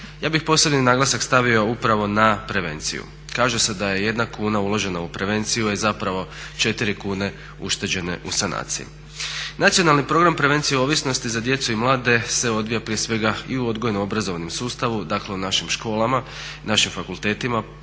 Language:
Croatian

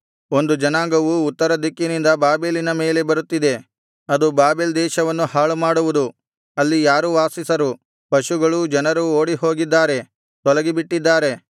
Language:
Kannada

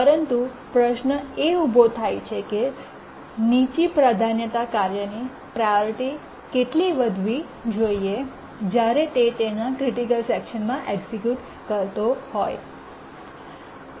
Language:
Gujarati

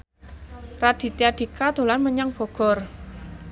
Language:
Javanese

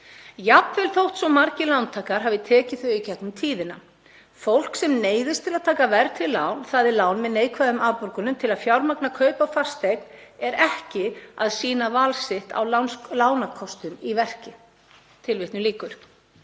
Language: Icelandic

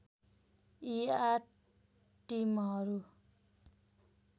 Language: Nepali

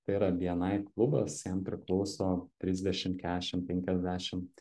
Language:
Lithuanian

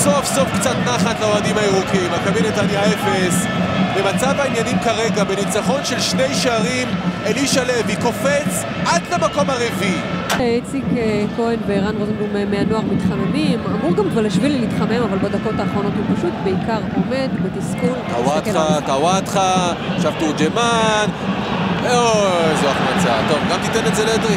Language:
Hebrew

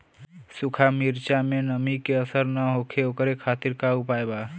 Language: Bhojpuri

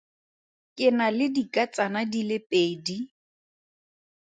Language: Tswana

